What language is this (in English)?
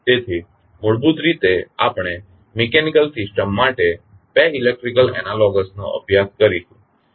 Gujarati